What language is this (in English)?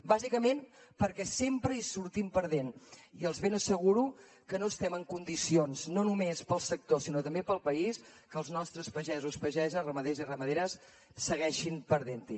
Catalan